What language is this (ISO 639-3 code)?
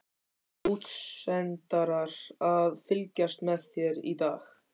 isl